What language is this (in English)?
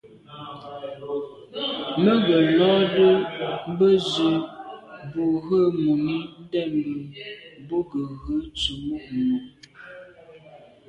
Medumba